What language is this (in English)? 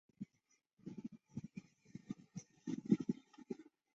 Chinese